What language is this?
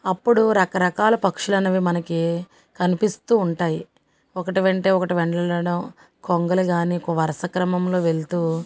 Telugu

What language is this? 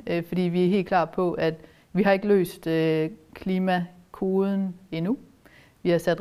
Danish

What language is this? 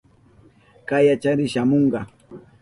Southern Pastaza Quechua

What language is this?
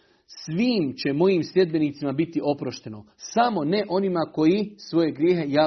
Croatian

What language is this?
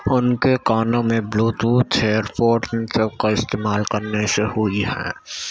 Urdu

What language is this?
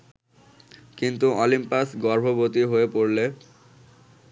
Bangla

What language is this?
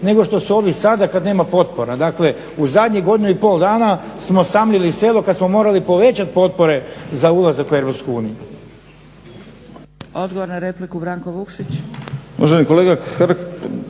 Croatian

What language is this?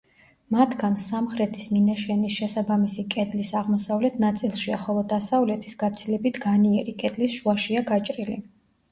Georgian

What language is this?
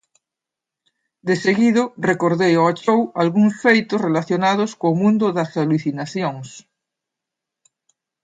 Galician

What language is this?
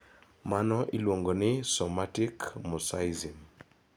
Luo (Kenya and Tanzania)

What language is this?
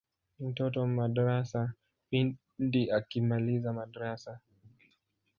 Swahili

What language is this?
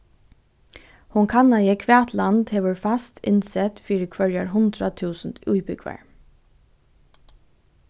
Faroese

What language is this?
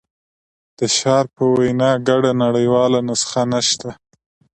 Pashto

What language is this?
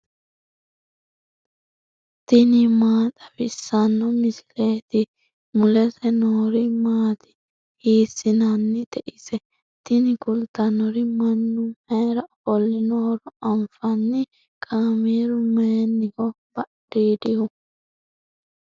Sidamo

